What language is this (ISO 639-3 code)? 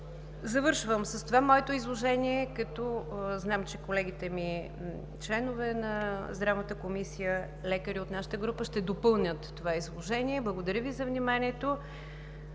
bul